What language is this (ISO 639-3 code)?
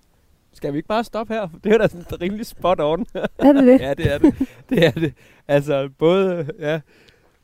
dan